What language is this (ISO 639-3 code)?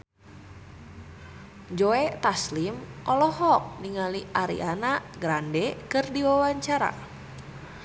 sun